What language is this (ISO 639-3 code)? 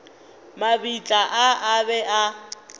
nso